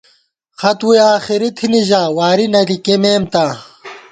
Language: Gawar-Bati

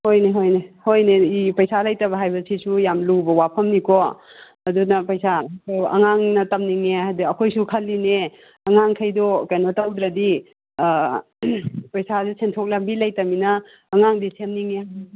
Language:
Manipuri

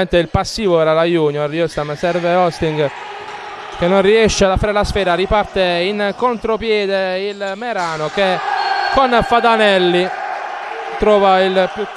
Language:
Italian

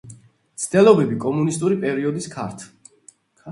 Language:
Georgian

